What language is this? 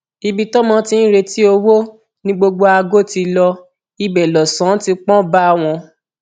Yoruba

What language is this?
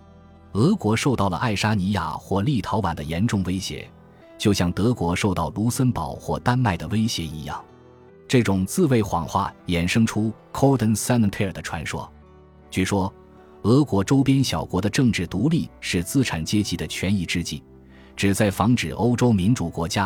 Chinese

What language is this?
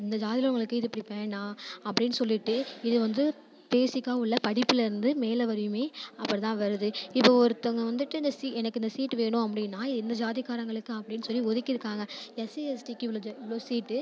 Tamil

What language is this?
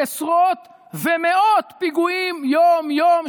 Hebrew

